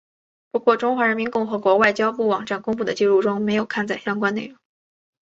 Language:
Chinese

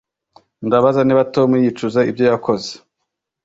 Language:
Kinyarwanda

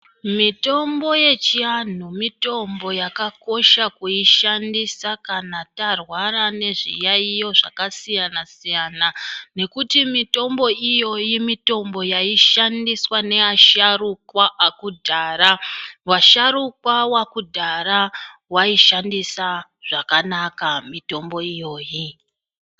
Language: Ndau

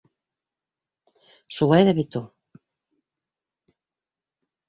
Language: Bashkir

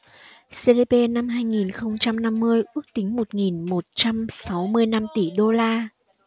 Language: Vietnamese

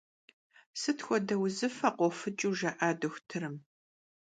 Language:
Kabardian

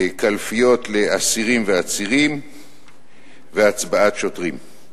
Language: Hebrew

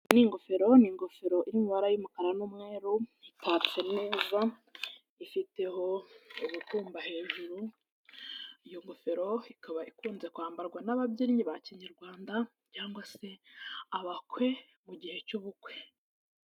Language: Kinyarwanda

